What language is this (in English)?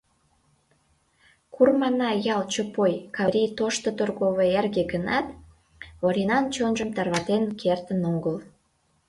Mari